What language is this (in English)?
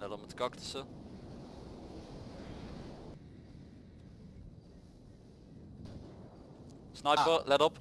Dutch